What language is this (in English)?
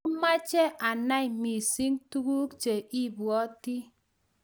Kalenjin